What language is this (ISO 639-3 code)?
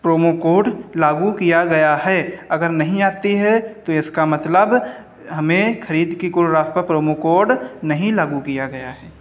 hin